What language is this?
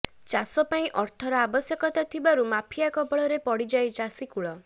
Odia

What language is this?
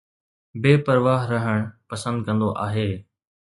Sindhi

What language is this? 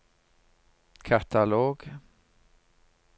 Norwegian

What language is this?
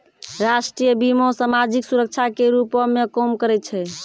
Maithili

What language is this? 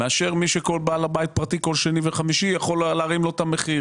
Hebrew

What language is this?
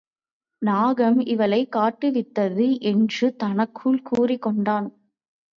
Tamil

